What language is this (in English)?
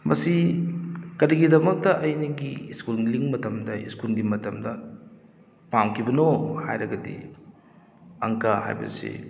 Manipuri